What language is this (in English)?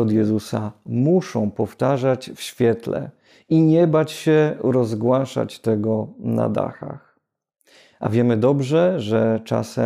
Polish